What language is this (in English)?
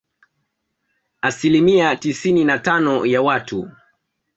Swahili